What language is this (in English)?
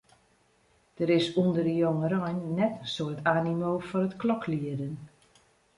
Western Frisian